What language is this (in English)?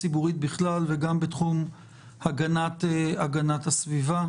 Hebrew